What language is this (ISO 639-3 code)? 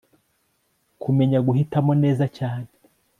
kin